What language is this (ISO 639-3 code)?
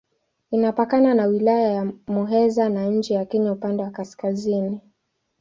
swa